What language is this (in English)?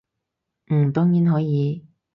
Cantonese